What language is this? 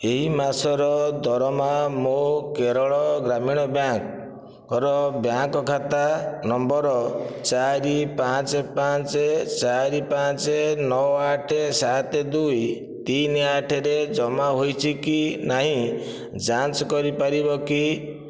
Odia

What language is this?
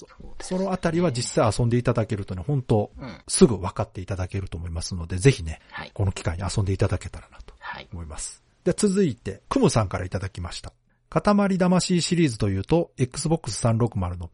Japanese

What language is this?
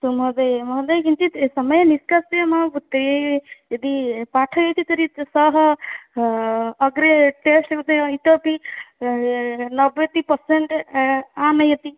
Sanskrit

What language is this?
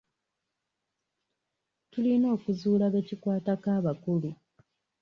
Ganda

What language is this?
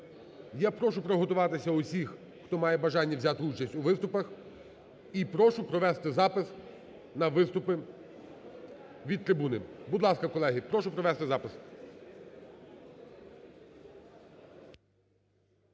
Ukrainian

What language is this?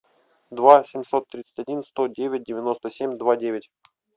Russian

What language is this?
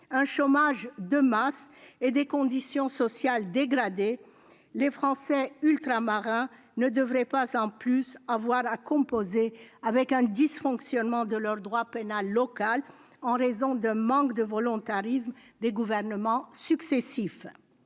French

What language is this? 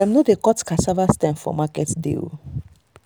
Nigerian Pidgin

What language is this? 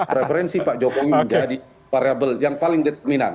Indonesian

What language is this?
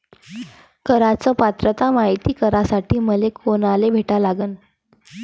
Marathi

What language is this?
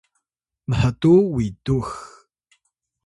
Atayal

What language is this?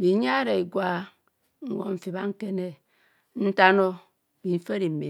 Kohumono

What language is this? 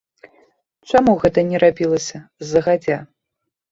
Belarusian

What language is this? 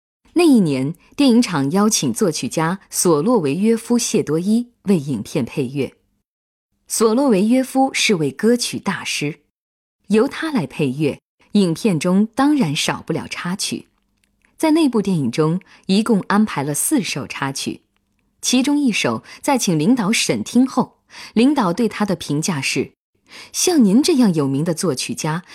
Chinese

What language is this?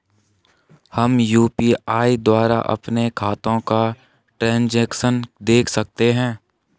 Hindi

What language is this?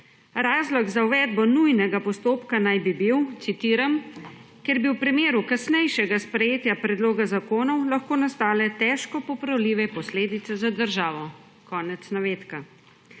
Slovenian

